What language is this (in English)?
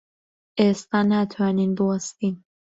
Central Kurdish